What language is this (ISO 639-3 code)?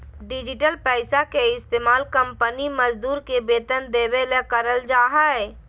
mag